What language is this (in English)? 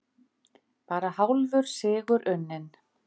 Icelandic